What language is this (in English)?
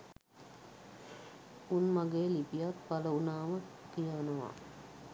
Sinhala